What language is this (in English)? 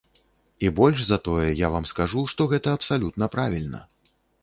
Belarusian